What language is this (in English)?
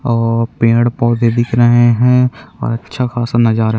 Chhattisgarhi